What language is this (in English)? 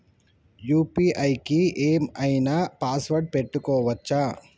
Telugu